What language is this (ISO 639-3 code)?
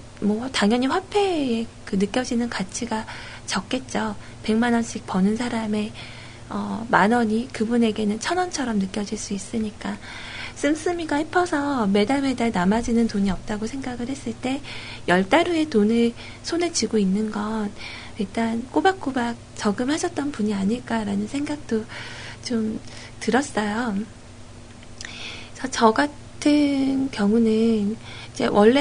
kor